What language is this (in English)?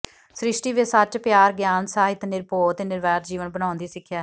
Punjabi